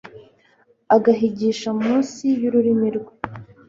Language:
Kinyarwanda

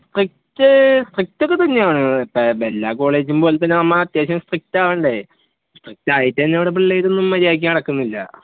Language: Malayalam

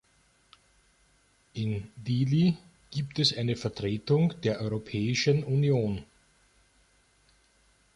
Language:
German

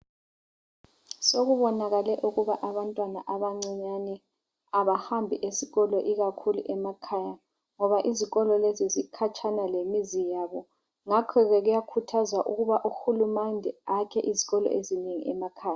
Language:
North Ndebele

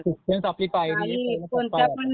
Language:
Marathi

